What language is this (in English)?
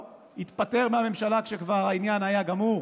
Hebrew